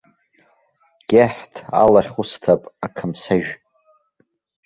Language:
Abkhazian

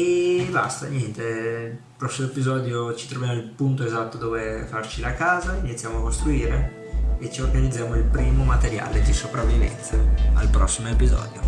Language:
Italian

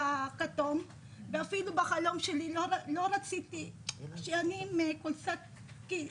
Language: Hebrew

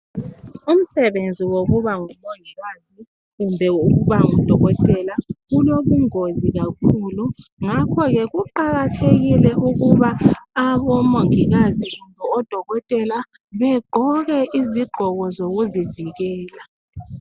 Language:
North Ndebele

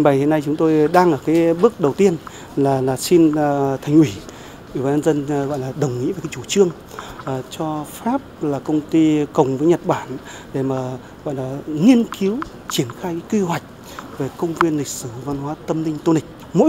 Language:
Vietnamese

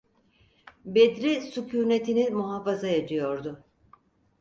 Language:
Turkish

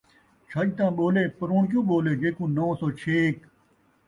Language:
Saraiki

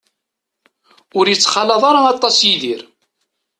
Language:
Kabyle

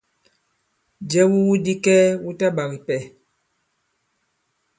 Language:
Bankon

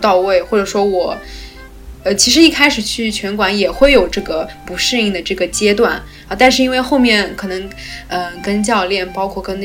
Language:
Chinese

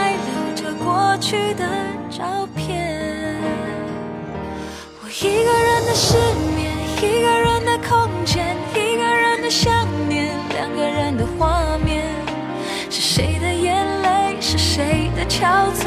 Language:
Chinese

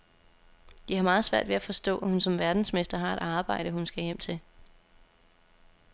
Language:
Danish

